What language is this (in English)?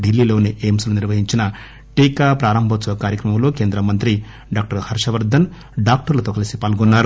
Telugu